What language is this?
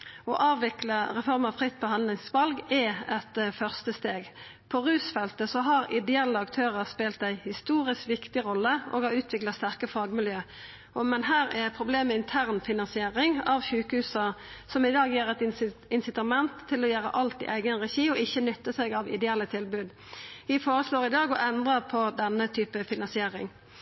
Norwegian Nynorsk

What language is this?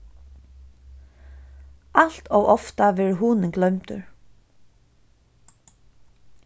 Faroese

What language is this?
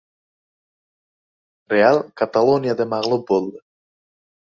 Uzbek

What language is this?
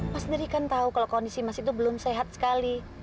Indonesian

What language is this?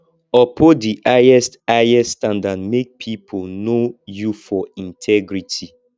Nigerian Pidgin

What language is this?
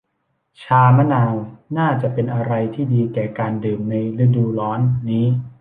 Thai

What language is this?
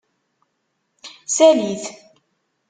Kabyle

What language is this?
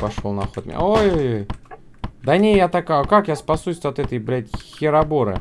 Russian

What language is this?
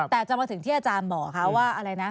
Thai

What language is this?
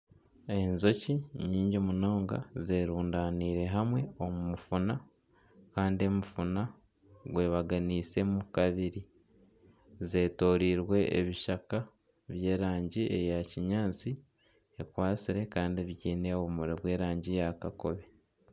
Nyankole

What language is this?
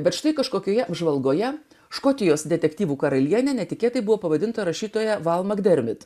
Lithuanian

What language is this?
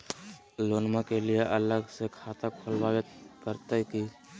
Magahi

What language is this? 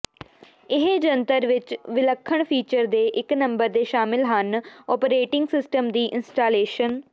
Punjabi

